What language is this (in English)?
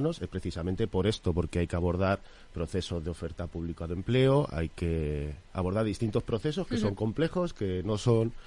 Spanish